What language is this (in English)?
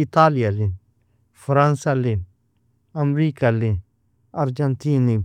Nobiin